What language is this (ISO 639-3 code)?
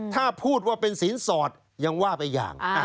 tha